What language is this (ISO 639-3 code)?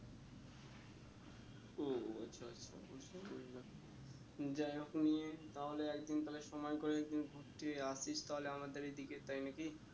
ben